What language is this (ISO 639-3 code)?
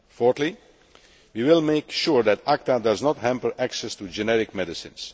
eng